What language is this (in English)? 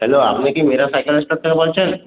Bangla